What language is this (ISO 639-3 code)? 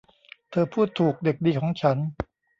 tha